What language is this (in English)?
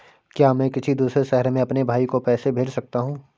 Hindi